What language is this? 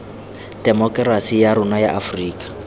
Tswana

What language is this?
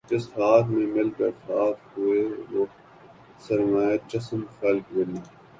Urdu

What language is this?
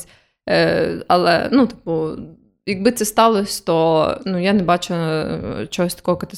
Ukrainian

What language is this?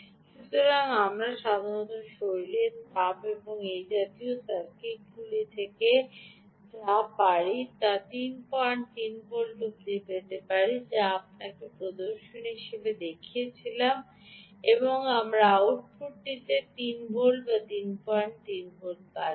Bangla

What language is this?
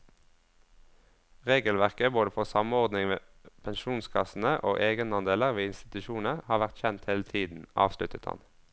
Norwegian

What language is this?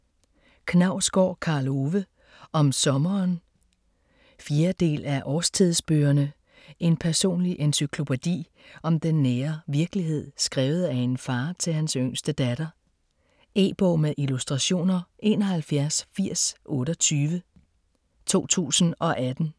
Danish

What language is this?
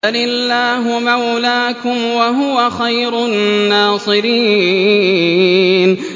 Arabic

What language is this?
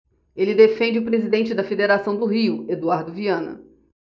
Portuguese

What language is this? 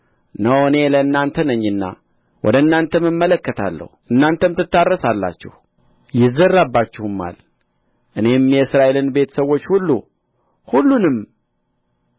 Amharic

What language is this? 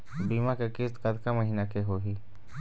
Chhattisgarhi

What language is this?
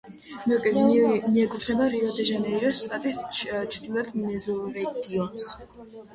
Georgian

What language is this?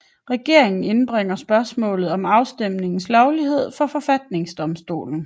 Danish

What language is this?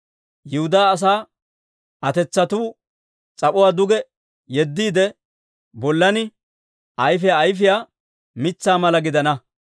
Dawro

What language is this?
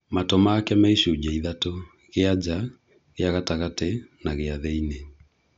Kikuyu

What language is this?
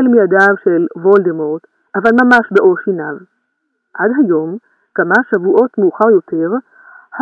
Hebrew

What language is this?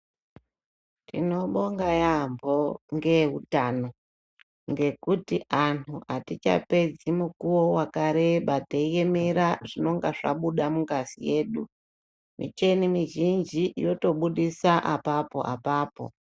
Ndau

